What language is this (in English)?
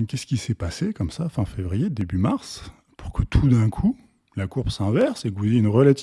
French